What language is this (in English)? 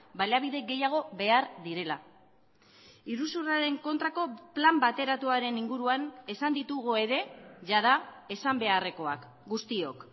Basque